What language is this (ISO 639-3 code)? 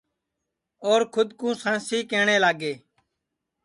ssi